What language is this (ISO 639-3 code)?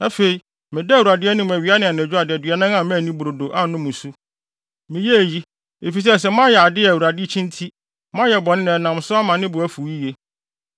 aka